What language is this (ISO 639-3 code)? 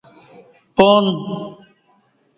bsh